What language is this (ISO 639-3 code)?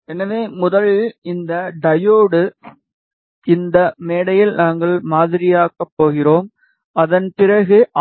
tam